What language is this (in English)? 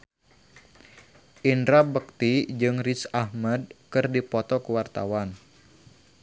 Sundanese